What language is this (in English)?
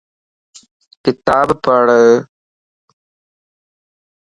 Lasi